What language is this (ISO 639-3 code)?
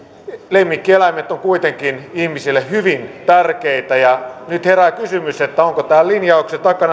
fin